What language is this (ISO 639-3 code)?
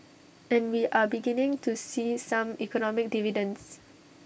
eng